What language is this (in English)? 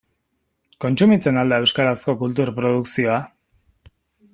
Basque